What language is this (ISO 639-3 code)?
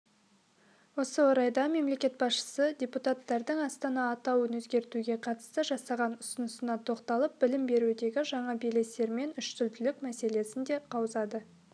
kaz